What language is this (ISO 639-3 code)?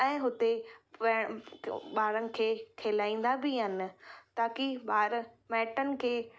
snd